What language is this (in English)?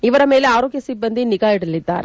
Kannada